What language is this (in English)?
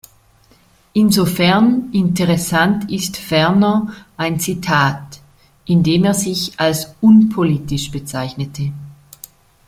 German